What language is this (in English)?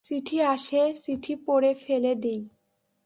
Bangla